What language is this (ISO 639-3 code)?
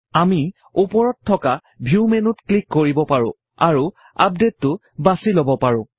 asm